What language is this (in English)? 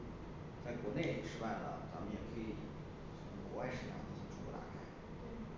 Chinese